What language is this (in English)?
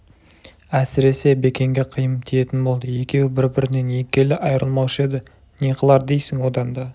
Kazakh